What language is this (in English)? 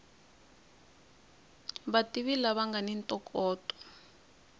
Tsonga